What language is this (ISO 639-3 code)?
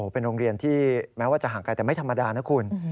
tha